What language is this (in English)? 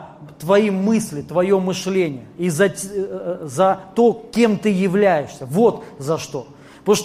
Russian